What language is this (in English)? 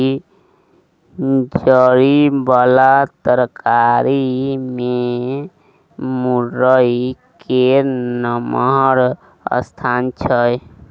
Maithili